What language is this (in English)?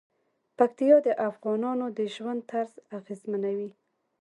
Pashto